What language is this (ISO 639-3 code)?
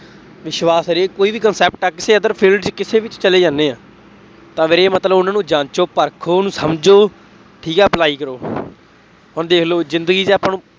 pan